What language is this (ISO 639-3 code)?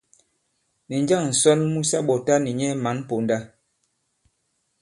abb